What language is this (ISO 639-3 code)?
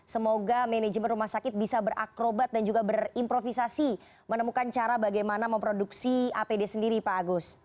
ind